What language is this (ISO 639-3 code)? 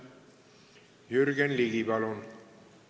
est